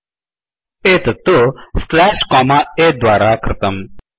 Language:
Sanskrit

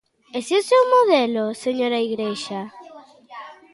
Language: Galician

